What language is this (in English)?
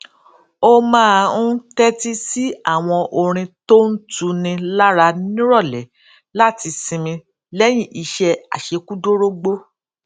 Yoruba